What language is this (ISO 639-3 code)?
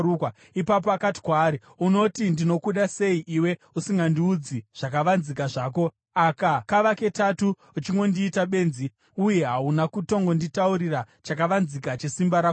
sna